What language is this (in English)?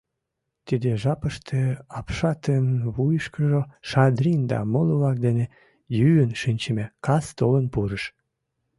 Mari